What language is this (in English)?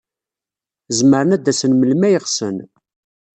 Kabyle